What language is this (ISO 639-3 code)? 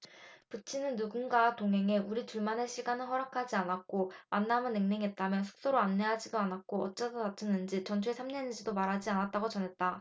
kor